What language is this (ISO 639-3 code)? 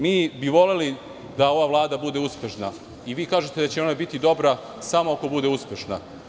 srp